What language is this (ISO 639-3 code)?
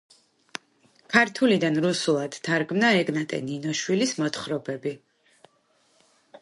kat